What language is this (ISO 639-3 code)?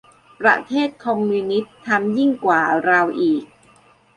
tha